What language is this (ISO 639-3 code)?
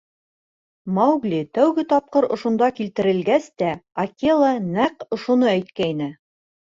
bak